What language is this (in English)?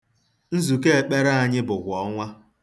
Igbo